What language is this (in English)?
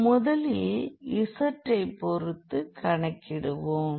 Tamil